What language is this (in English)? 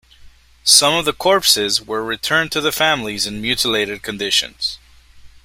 English